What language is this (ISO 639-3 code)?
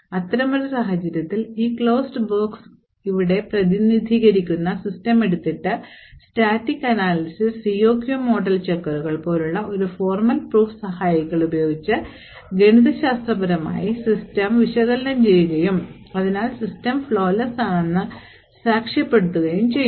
mal